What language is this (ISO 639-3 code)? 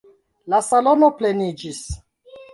epo